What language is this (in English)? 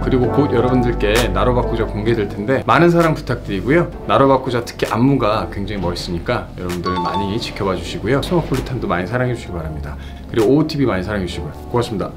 Korean